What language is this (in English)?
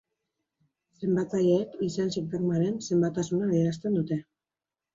Basque